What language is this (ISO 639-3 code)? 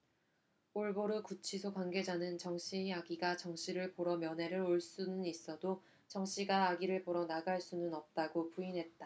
kor